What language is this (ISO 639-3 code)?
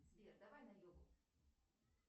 rus